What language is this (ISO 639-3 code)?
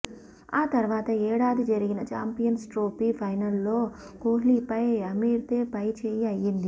tel